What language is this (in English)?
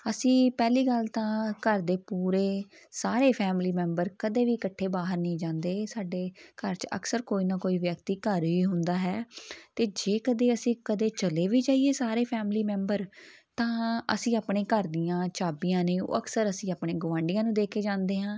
Punjabi